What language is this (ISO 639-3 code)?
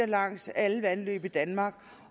dan